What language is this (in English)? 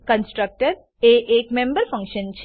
Gujarati